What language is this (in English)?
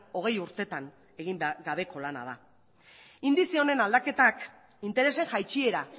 Basque